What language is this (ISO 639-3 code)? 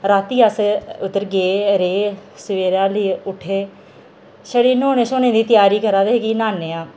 doi